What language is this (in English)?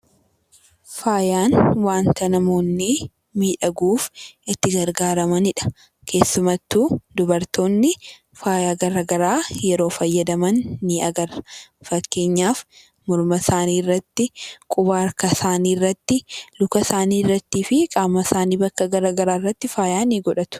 Oromo